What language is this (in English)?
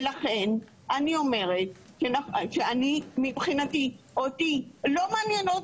Hebrew